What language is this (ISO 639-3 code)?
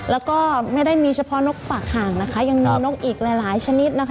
tha